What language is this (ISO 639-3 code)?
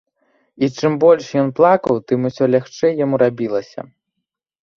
bel